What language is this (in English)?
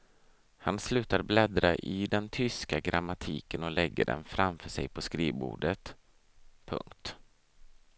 Swedish